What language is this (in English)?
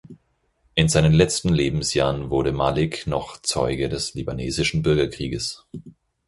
German